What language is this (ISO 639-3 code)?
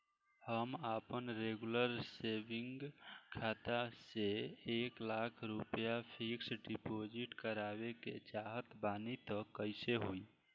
bho